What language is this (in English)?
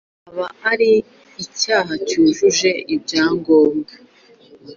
Kinyarwanda